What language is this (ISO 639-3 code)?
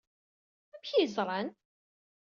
kab